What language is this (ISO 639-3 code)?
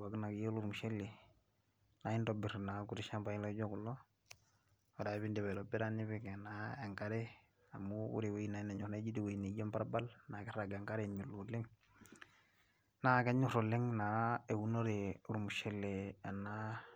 mas